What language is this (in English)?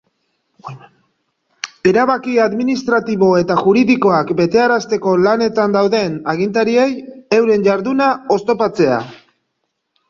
Basque